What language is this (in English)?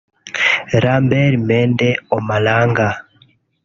Kinyarwanda